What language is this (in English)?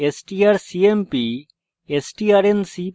Bangla